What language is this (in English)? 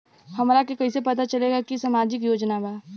Bhojpuri